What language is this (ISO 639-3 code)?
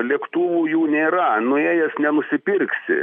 lit